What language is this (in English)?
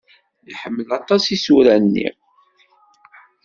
Kabyle